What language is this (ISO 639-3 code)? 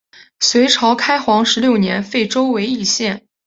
zho